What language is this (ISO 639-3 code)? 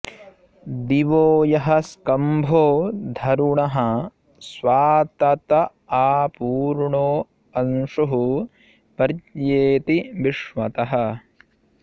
san